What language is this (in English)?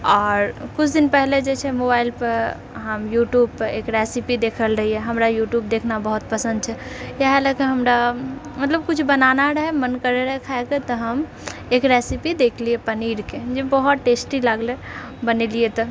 Maithili